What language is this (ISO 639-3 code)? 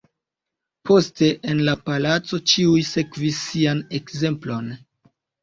epo